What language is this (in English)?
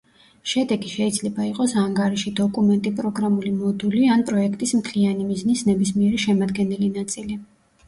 Georgian